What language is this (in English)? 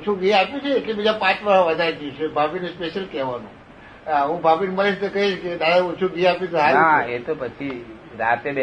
Gujarati